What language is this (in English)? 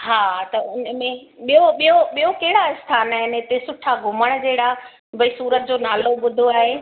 Sindhi